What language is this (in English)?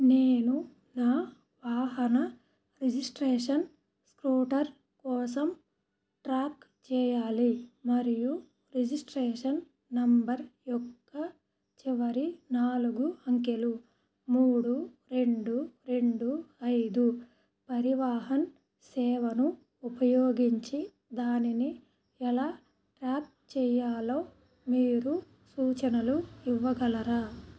Telugu